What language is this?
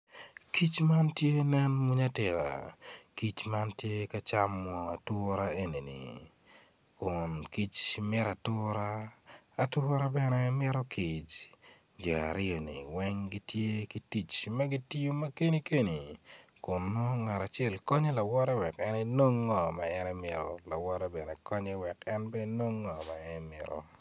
Acoli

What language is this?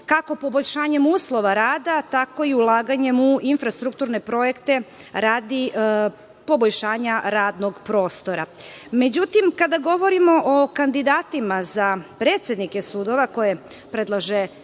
Serbian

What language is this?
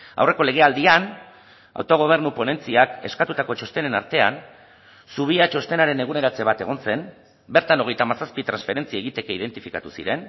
Basque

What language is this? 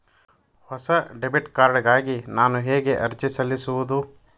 Kannada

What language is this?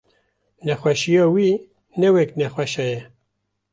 Kurdish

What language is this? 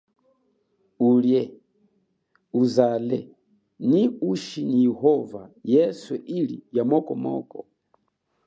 Chokwe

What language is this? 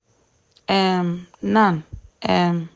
Nigerian Pidgin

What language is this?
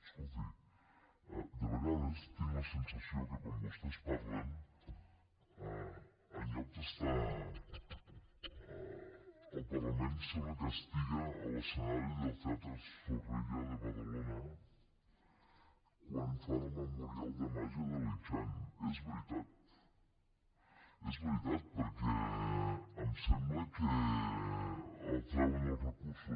Catalan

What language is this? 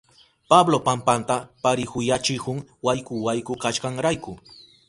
Southern Pastaza Quechua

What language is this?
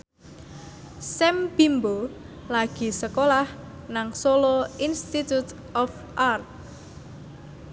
Javanese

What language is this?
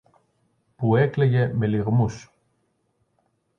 Greek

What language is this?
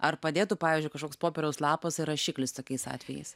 Lithuanian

